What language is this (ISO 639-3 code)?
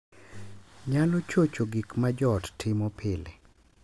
luo